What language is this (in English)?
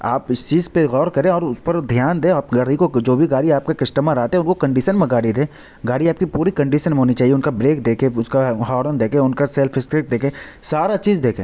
Urdu